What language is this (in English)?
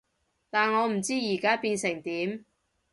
Cantonese